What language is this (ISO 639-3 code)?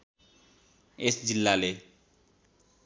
nep